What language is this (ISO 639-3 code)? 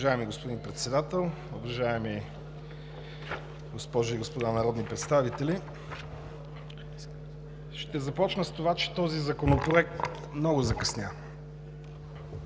bul